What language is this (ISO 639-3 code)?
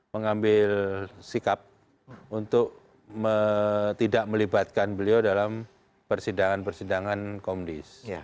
ind